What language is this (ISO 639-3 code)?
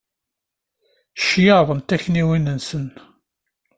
kab